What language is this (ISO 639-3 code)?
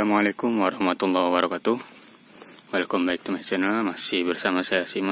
ind